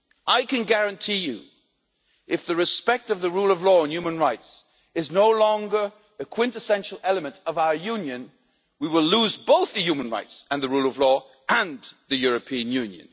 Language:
English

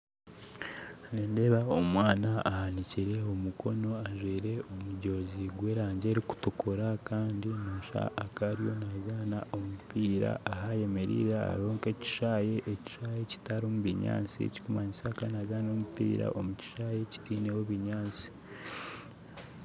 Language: Nyankole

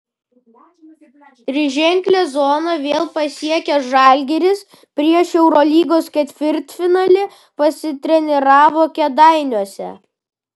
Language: Lithuanian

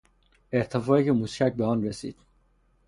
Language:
Persian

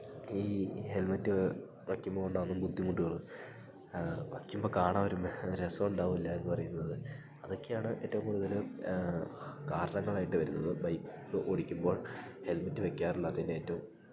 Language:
Malayalam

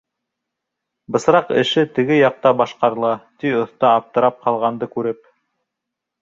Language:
Bashkir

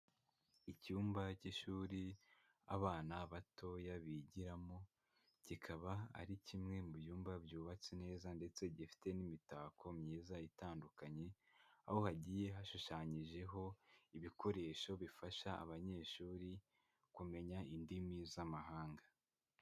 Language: Kinyarwanda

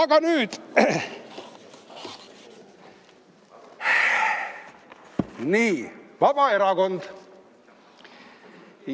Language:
Estonian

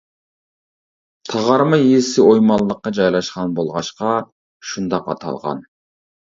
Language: Uyghur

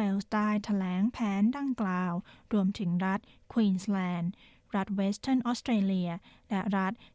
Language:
Thai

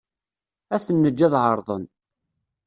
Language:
Kabyle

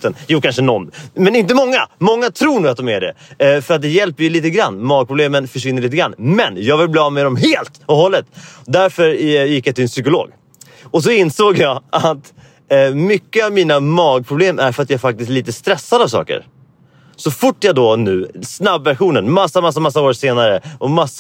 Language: Swedish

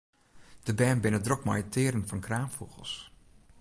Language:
Western Frisian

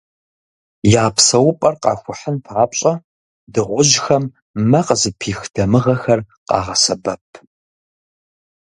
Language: Kabardian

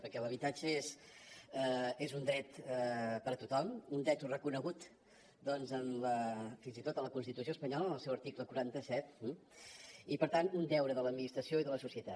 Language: Catalan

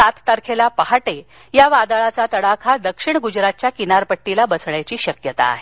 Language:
Marathi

